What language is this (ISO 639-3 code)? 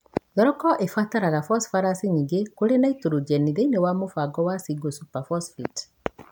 kik